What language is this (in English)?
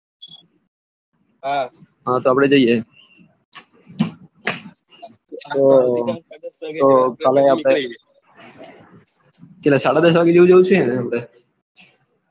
Gujarati